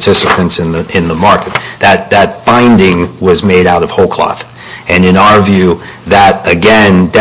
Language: English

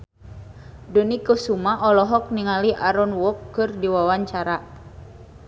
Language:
Sundanese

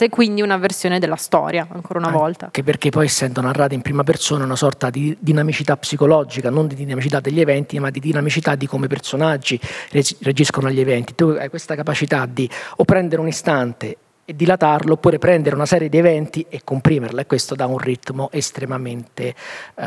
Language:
Italian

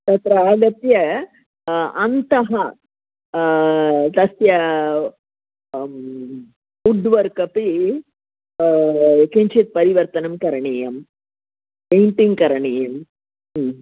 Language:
Sanskrit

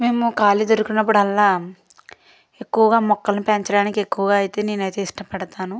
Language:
Telugu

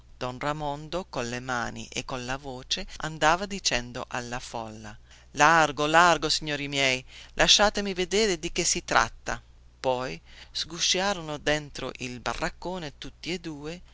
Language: Italian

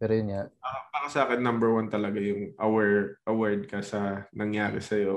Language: Filipino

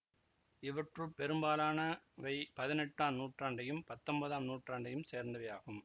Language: Tamil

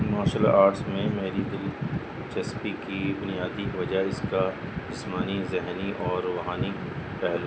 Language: Urdu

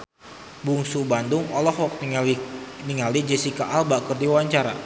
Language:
Sundanese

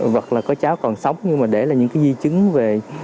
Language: Vietnamese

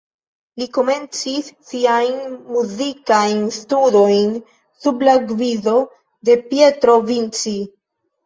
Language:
Esperanto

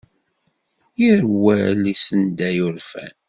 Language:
Kabyle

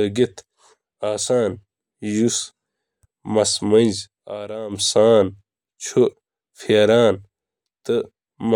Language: Kashmiri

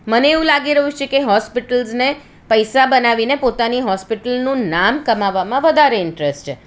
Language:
Gujarati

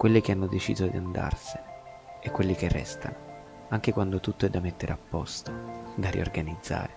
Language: Italian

